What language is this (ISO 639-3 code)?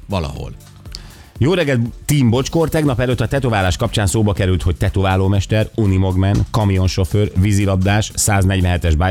hun